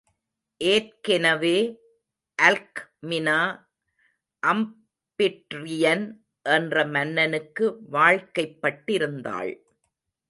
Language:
Tamil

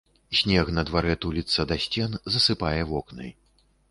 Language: Belarusian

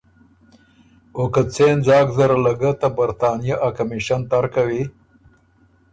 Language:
Ormuri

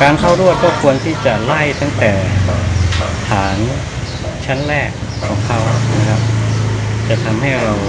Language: Thai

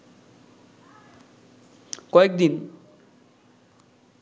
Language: Bangla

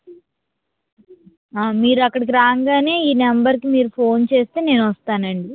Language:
Telugu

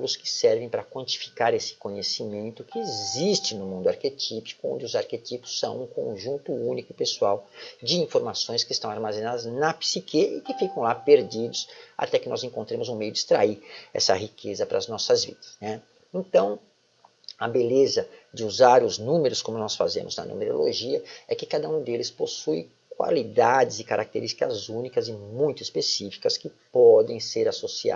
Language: Portuguese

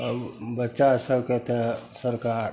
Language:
Maithili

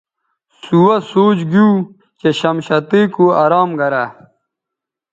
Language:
Bateri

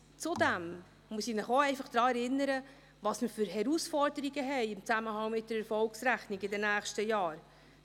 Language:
Swiss German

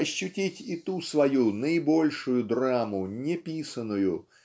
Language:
Russian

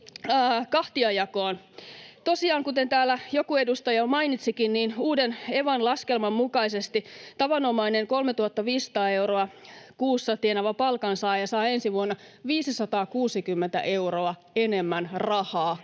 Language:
Finnish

